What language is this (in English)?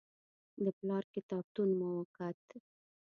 Pashto